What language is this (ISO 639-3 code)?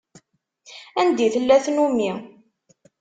kab